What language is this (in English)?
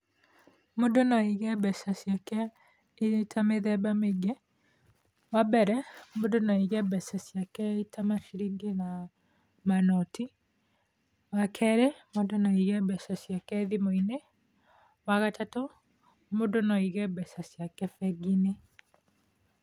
Kikuyu